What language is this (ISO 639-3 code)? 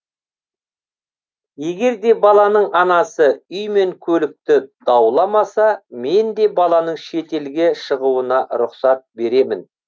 kaz